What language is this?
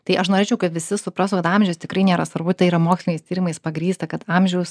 Lithuanian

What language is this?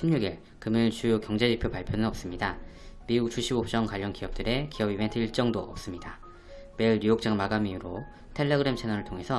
Korean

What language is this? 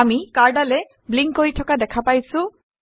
Assamese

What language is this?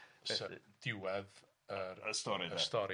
Welsh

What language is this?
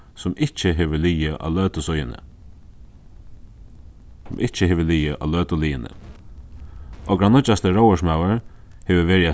Faroese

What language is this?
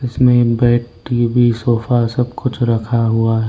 Hindi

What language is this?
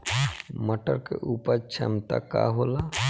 Bhojpuri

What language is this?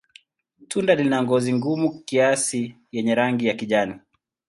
Swahili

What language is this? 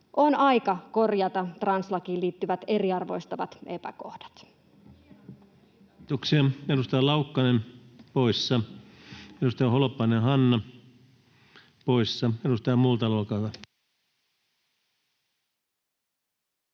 Finnish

